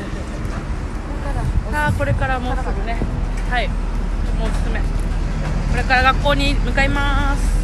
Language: Japanese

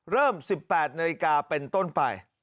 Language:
Thai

